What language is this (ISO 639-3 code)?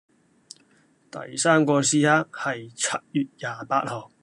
yue